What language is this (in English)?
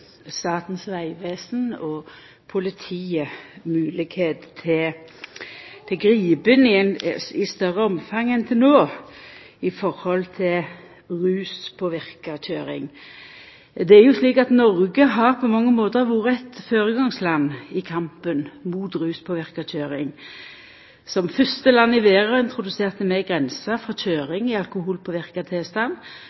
Norwegian Nynorsk